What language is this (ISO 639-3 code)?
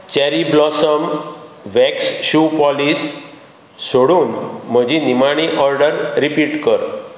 kok